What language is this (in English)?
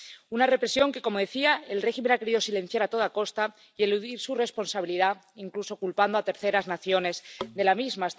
Spanish